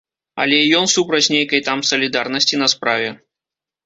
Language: Belarusian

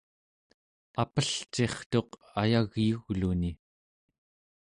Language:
Central Yupik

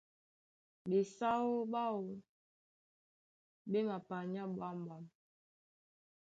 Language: Duala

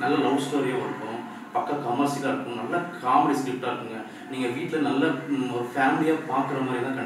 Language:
Hindi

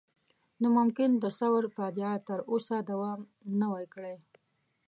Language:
Pashto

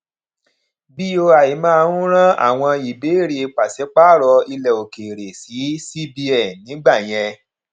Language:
Yoruba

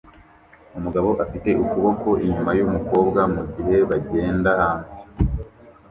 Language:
Kinyarwanda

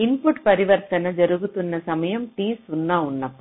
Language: Telugu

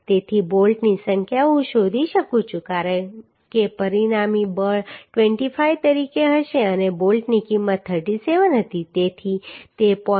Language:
Gujarati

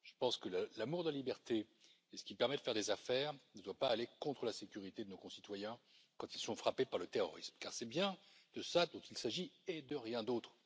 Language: French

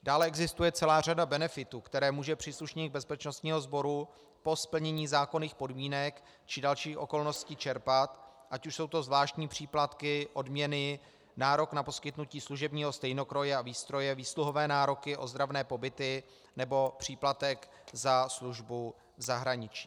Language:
Czech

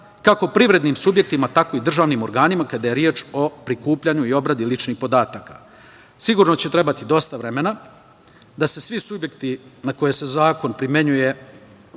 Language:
Serbian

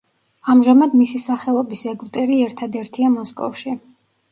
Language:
Georgian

